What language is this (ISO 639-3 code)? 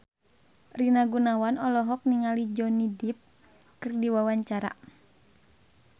sun